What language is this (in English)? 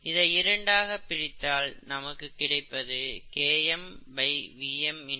Tamil